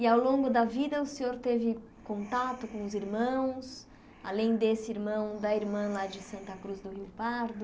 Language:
Portuguese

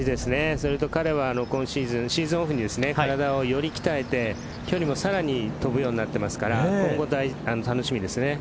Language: Japanese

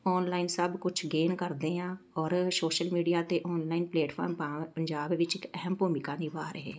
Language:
Punjabi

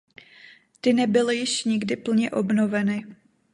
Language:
Czech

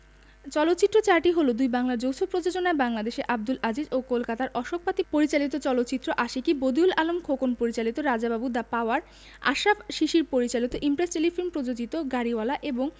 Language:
Bangla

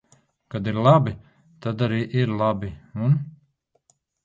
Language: Latvian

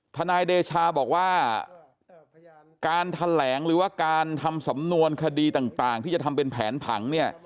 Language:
Thai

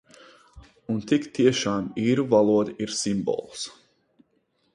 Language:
Latvian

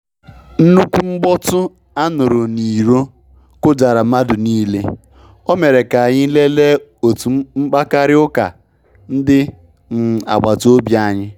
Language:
Igbo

